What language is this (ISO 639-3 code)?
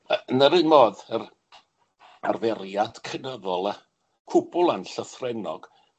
cym